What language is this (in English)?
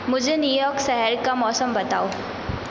Hindi